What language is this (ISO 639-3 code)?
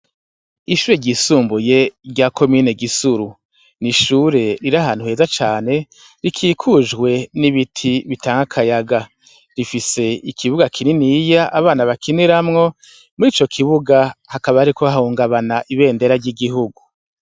run